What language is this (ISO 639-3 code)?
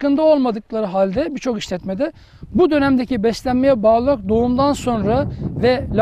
tur